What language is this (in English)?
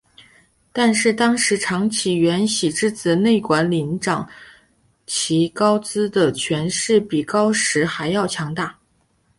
Chinese